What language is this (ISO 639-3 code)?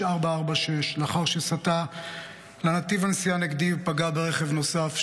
heb